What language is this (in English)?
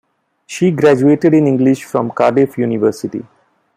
English